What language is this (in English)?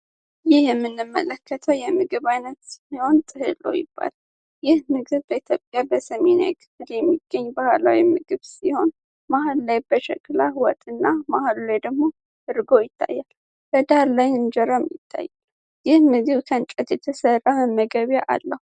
Amharic